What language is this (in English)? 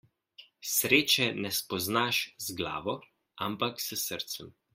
Slovenian